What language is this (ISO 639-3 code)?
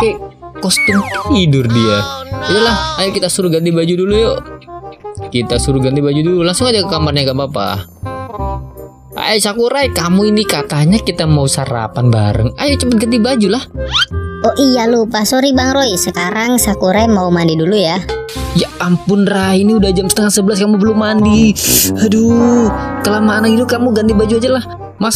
ind